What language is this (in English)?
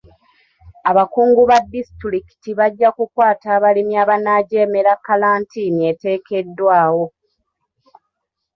Ganda